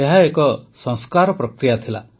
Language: Odia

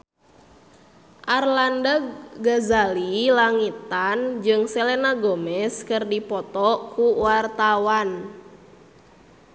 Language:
Sundanese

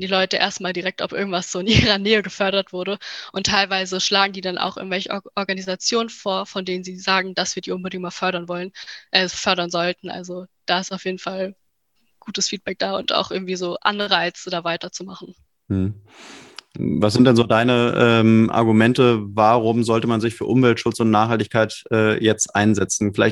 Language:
German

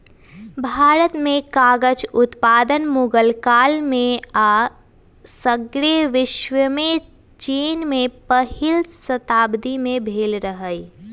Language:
Magahi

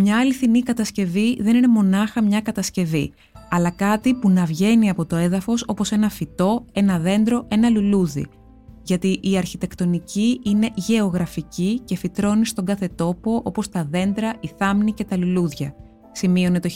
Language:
Greek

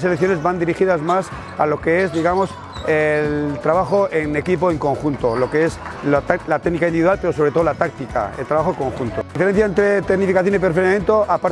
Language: Spanish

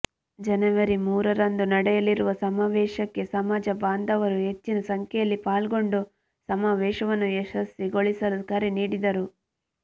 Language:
Kannada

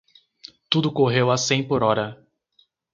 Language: Portuguese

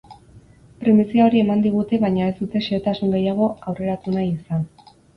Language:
Basque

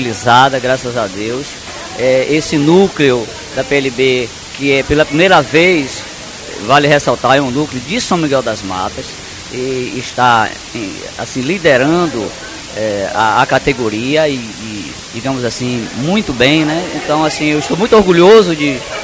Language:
Portuguese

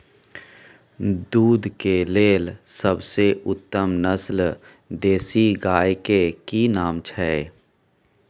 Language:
Maithili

